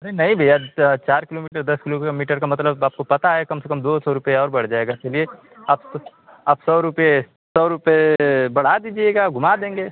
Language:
Hindi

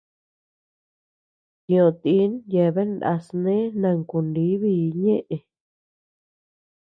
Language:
Tepeuxila Cuicatec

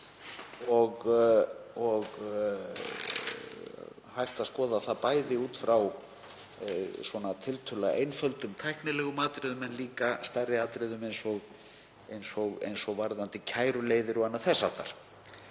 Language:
Icelandic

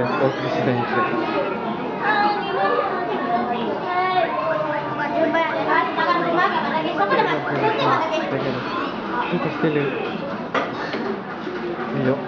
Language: Japanese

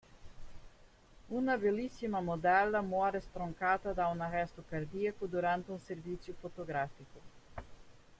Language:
Italian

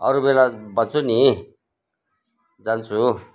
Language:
Nepali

